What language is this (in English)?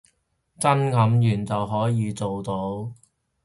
Cantonese